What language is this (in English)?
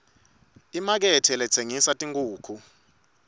Swati